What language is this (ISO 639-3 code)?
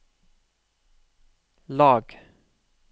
nor